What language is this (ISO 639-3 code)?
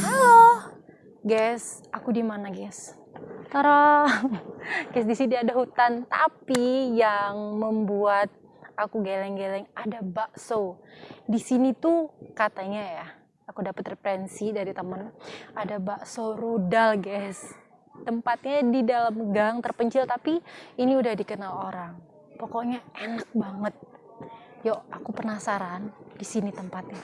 ind